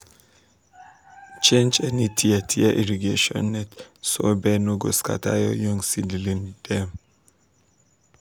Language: Nigerian Pidgin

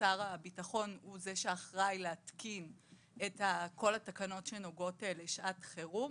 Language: Hebrew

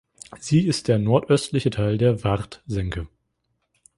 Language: German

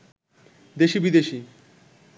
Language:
Bangla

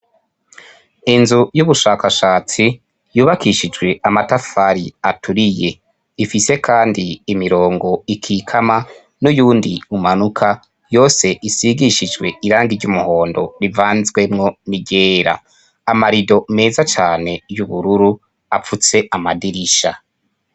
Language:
Rundi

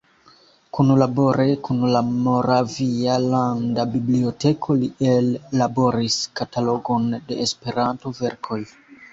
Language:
Esperanto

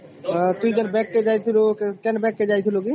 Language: Odia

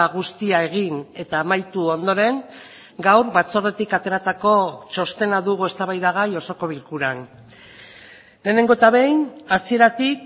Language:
Basque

